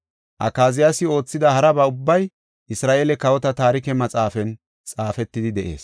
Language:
Gofa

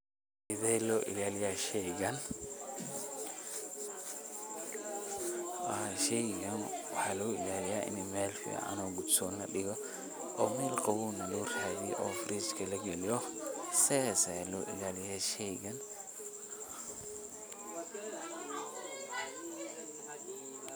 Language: Somali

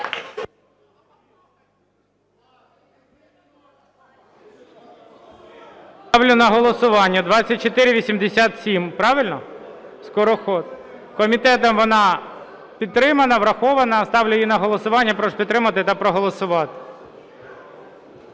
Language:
Ukrainian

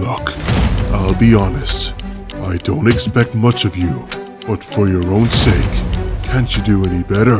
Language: English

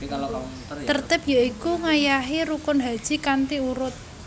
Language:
Javanese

